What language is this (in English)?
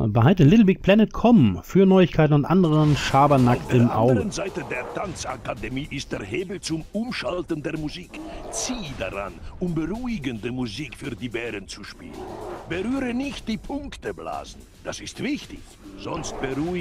German